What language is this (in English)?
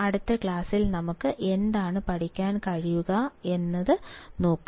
Malayalam